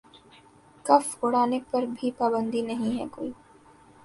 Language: Urdu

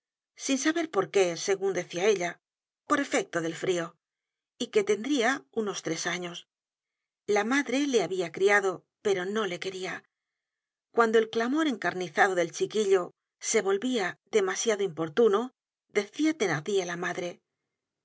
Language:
Spanish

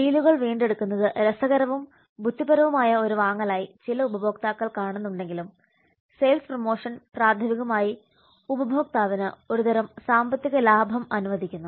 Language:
Malayalam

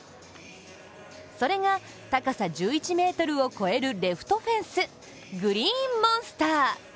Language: Japanese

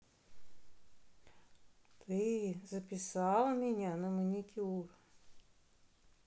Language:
Russian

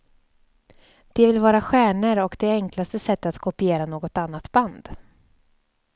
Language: Swedish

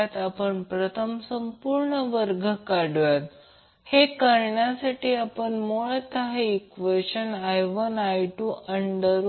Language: Marathi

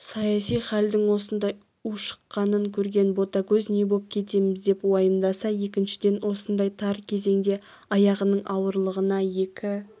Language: Kazakh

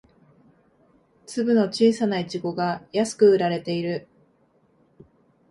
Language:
Japanese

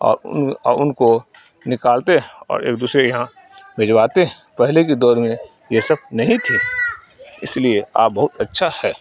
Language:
Urdu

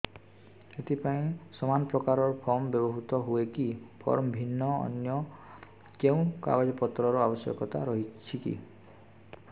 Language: Odia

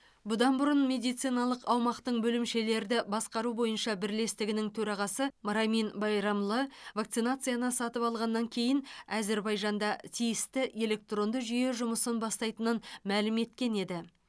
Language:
Kazakh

